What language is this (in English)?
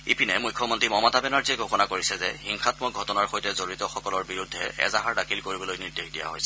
Assamese